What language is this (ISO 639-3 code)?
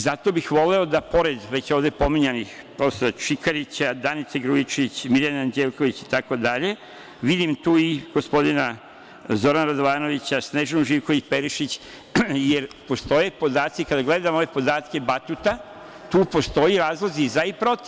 srp